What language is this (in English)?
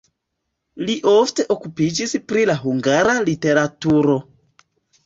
Esperanto